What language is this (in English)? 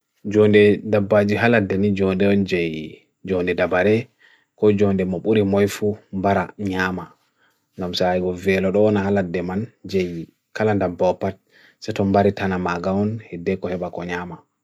Bagirmi Fulfulde